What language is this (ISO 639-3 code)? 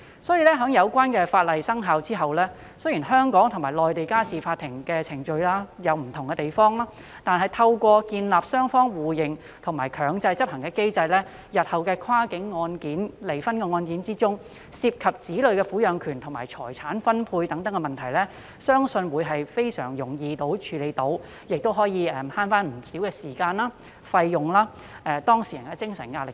yue